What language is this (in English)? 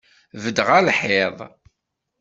Kabyle